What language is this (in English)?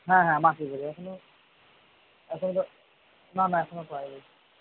Bangla